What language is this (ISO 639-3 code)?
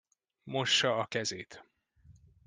hun